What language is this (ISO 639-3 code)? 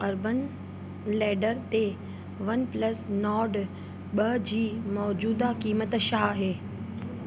snd